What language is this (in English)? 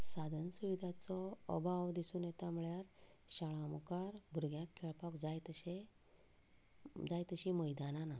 Konkani